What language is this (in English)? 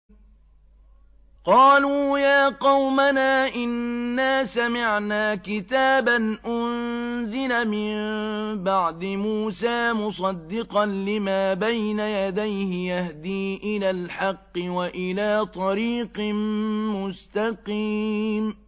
Arabic